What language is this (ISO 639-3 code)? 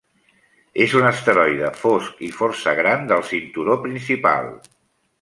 cat